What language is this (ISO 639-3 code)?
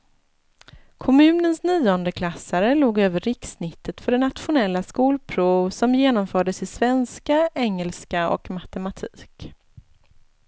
swe